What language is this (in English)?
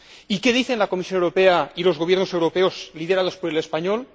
Spanish